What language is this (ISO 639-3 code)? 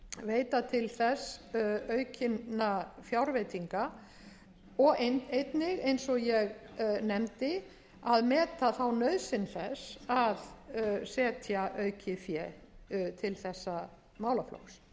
isl